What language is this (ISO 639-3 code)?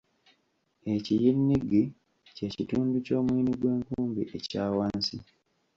lug